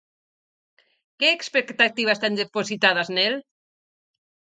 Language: Galician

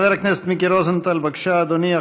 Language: Hebrew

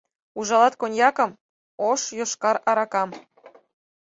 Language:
Mari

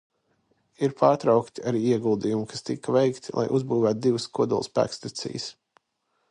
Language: Latvian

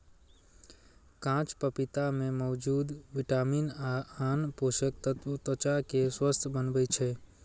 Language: Maithili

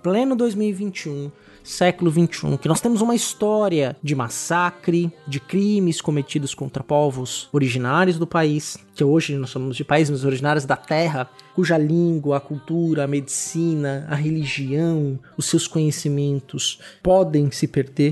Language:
Portuguese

